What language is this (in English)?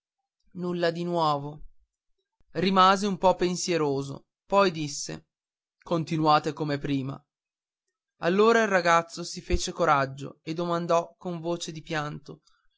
Italian